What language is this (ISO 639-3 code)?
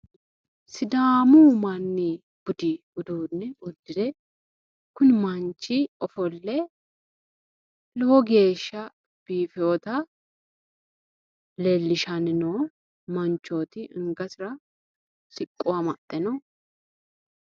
sid